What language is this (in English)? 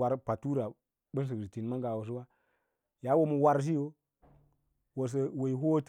Lala-Roba